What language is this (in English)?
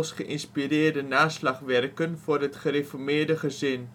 Dutch